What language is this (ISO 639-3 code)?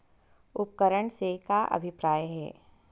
hne